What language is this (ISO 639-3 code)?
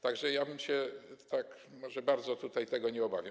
pol